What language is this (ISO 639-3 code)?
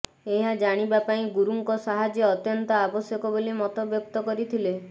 ori